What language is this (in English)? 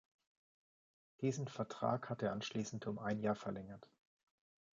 German